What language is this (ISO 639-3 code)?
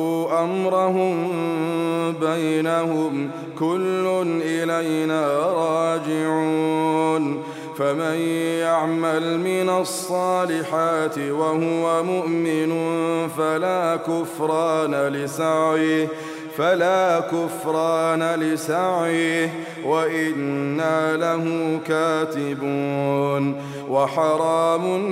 ara